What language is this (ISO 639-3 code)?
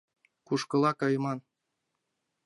chm